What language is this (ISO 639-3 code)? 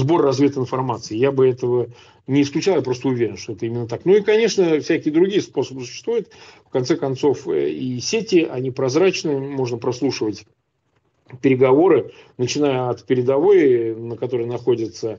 rus